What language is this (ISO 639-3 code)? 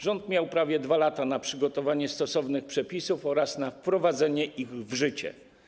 pol